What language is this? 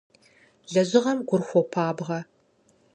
Kabardian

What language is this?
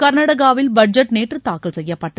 Tamil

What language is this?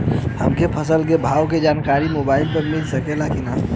Bhojpuri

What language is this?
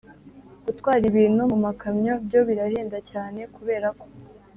Kinyarwanda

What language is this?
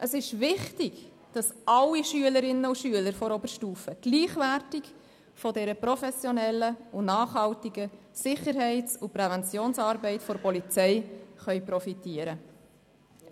Swiss German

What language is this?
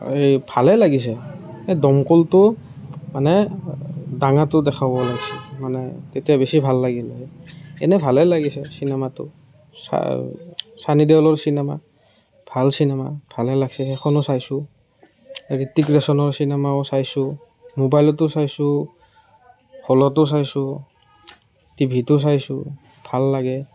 Assamese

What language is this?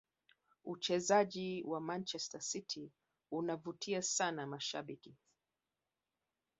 Swahili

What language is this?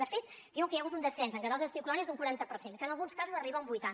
Catalan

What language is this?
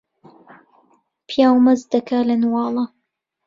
Central Kurdish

